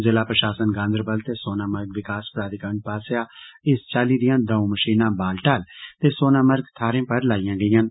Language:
Dogri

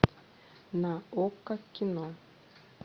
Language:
Russian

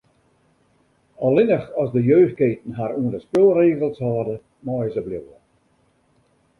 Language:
Western Frisian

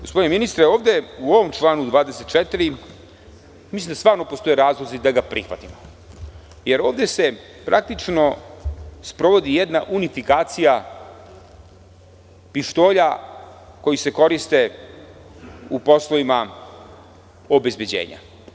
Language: Serbian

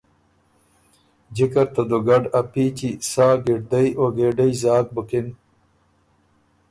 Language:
Ormuri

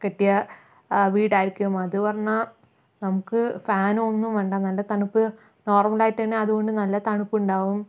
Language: Malayalam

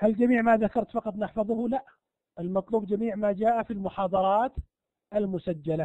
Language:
Arabic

